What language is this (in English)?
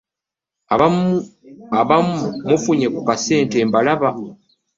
Ganda